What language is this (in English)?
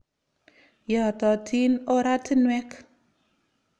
Kalenjin